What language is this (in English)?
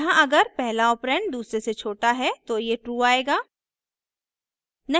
Hindi